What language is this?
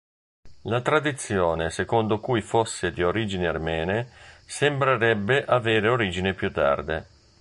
Italian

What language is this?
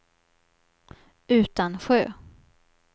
Swedish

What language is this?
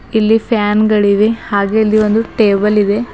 Kannada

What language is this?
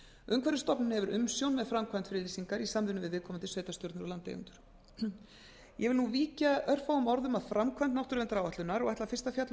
Icelandic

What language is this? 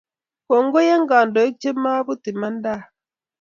Kalenjin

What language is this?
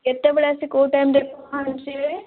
Odia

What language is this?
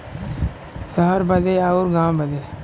Bhojpuri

